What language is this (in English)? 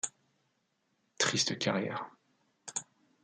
French